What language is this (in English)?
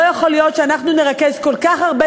Hebrew